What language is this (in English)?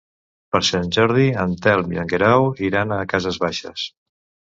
Catalan